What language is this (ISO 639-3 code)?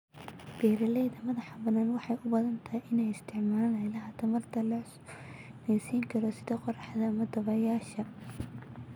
som